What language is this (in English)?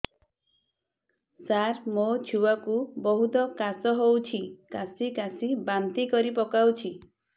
Odia